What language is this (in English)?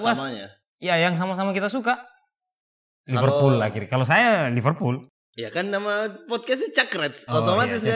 Indonesian